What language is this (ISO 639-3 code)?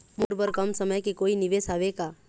hne